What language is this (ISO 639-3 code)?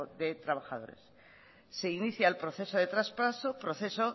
spa